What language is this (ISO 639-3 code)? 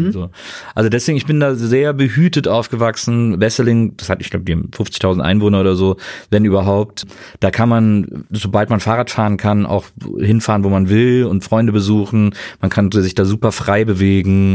deu